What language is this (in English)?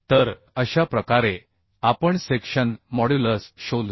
Marathi